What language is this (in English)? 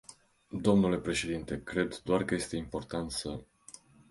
Romanian